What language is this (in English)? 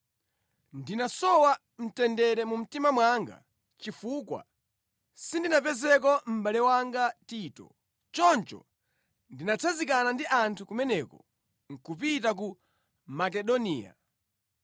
Nyanja